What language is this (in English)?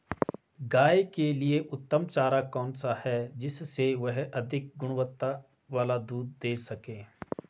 Hindi